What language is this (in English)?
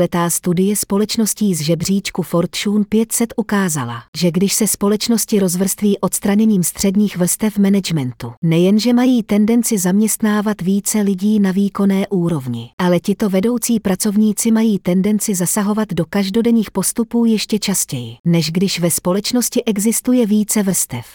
Czech